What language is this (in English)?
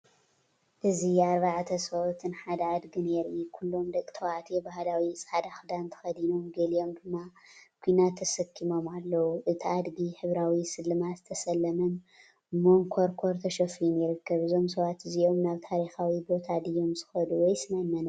Tigrinya